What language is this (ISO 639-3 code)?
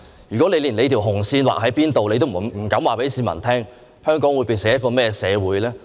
yue